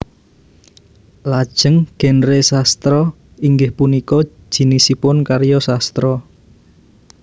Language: Javanese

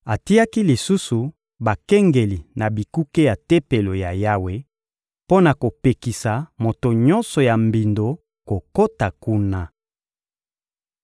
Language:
Lingala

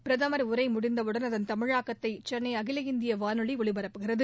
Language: Tamil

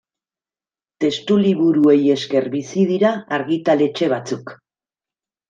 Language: Basque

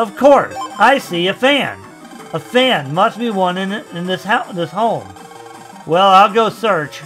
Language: English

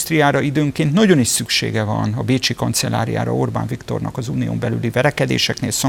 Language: Hungarian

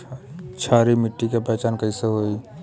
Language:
Bhojpuri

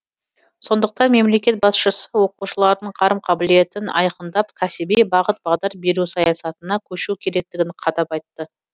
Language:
Kazakh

